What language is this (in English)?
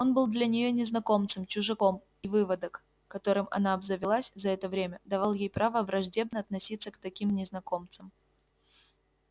Russian